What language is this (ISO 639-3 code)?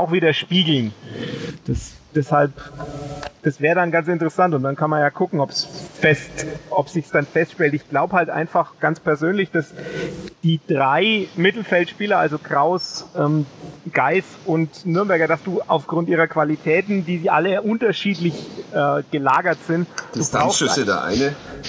deu